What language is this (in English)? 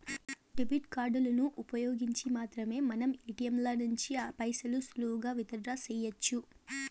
Telugu